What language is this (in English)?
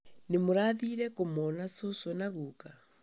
Kikuyu